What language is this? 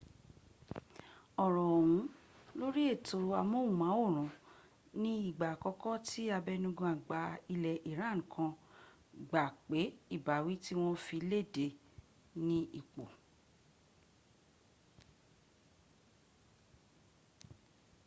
Yoruba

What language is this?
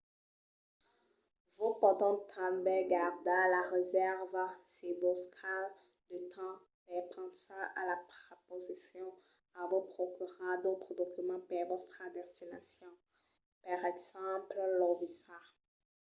Occitan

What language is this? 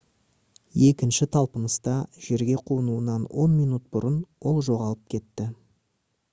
Kazakh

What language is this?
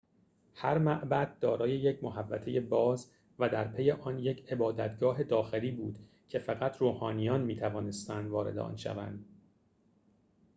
Persian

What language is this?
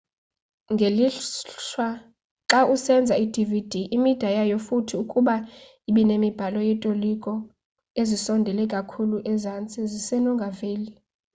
Xhosa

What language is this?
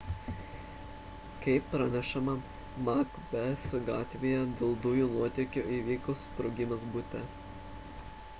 Lithuanian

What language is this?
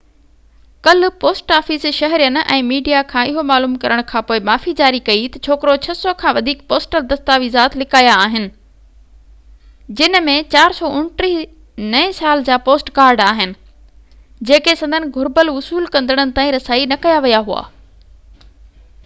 Sindhi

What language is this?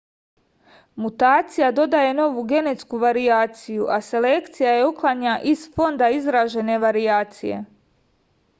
Serbian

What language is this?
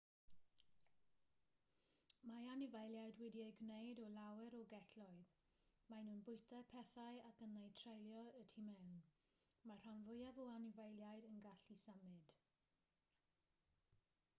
Welsh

